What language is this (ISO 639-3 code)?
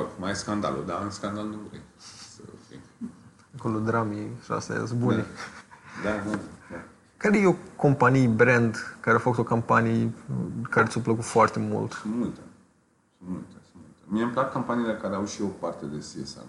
ron